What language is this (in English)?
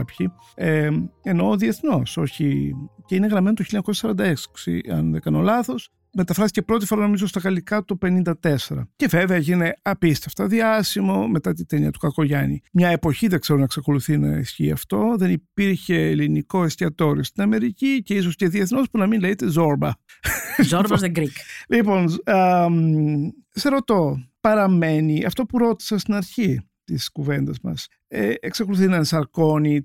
Greek